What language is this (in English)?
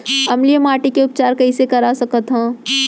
Chhattisgarhi